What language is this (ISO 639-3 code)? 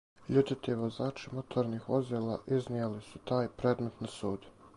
srp